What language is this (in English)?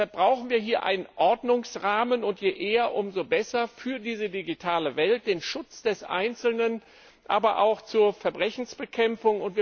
German